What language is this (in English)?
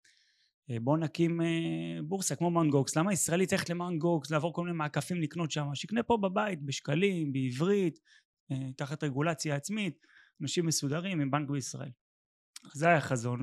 Hebrew